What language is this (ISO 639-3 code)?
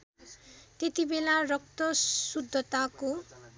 nep